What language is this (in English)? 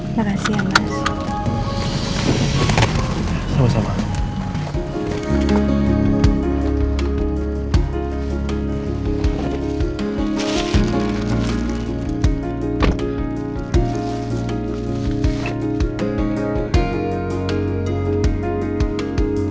Indonesian